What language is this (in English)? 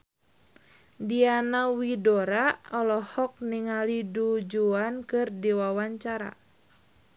Sundanese